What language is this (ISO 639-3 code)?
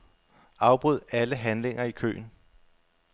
dan